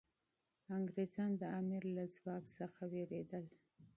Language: Pashto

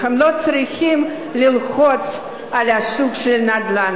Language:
Hebrew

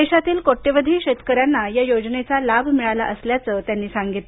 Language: Marathi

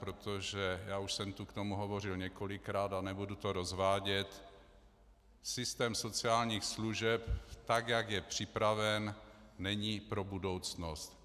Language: Czech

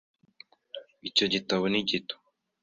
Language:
Kinyarwanda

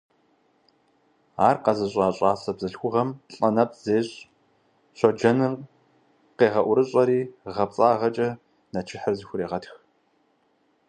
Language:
Kabardian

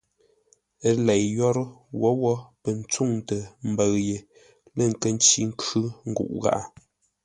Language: Ngombale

